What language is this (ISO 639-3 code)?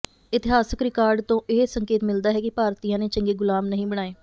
pan